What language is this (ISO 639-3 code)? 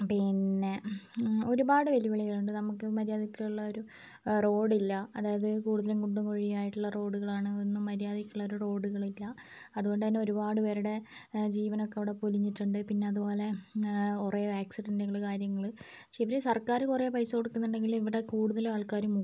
mal